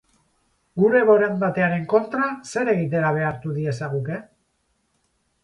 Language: Basque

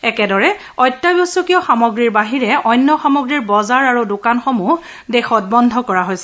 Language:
Assamese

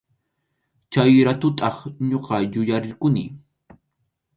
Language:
Arequipa-La Unión Quechua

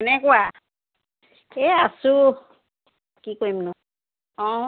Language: Assamese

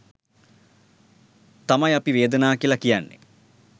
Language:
Sinhala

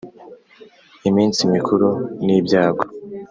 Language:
Kinyarwanda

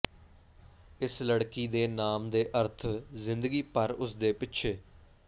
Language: Punjabi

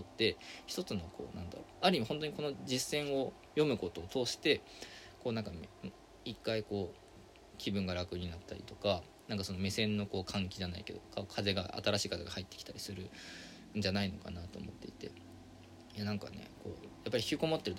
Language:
Japanese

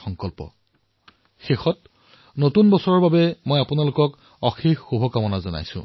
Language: Assamese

